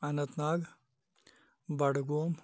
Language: Kashmiri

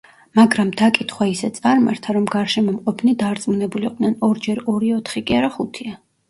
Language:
Georgian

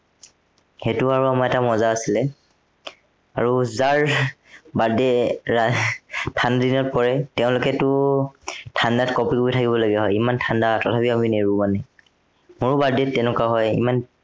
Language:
Assamese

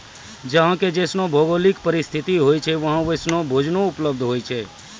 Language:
Maithili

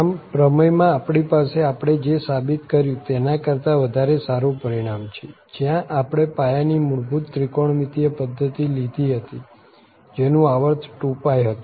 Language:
Gujarati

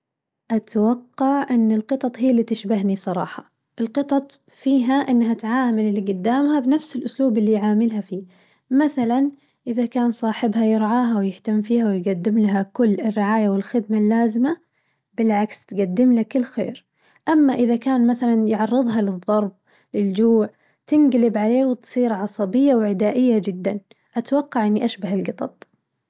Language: Najdi Arabic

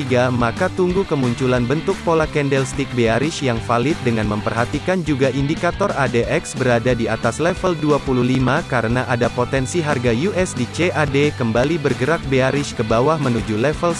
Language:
Indonesian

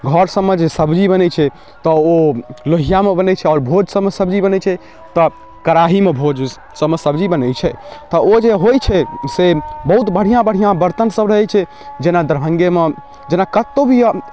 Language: Maithili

